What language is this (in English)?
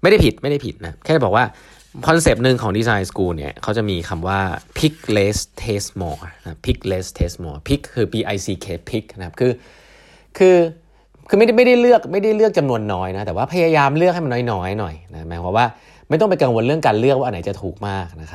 Thai